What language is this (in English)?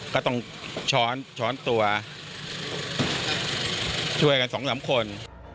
Thai